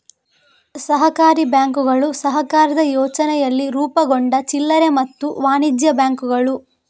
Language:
Kannada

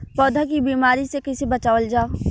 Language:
Bhojpuri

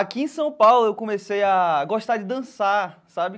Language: Portuguese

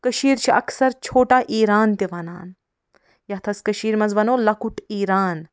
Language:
Kashmiri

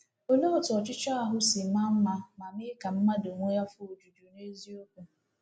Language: Igbo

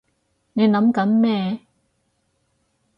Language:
Cantonese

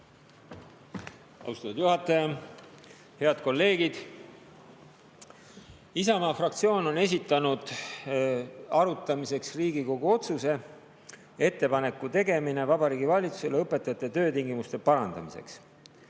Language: Estonian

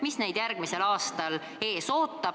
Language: Estonian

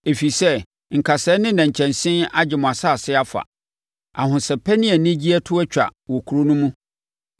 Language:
Akan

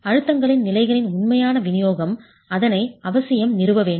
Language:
Tamil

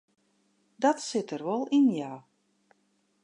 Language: Western Frisian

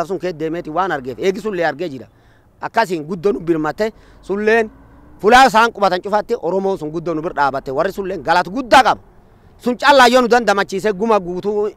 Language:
Arabic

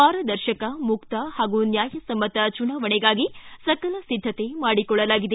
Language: Kannada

